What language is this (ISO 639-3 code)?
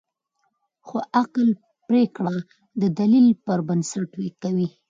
pus